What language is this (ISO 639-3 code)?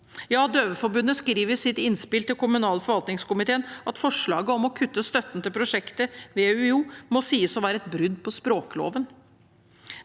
nor